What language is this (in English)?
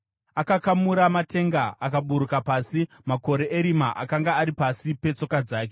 Shona